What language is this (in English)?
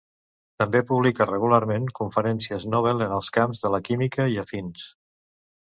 Catalan